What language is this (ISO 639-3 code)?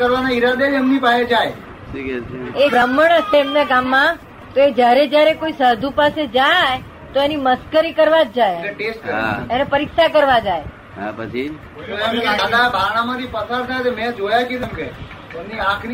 guj